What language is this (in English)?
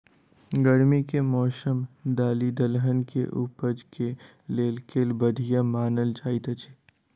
Maithili